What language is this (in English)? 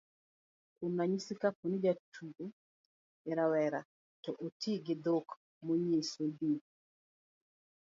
Luo (Kenya and Tanzania)